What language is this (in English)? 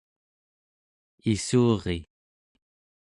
Central Yupik